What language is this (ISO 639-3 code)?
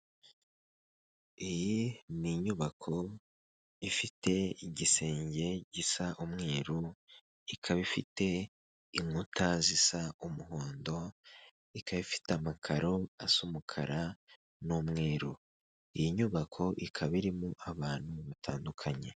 kin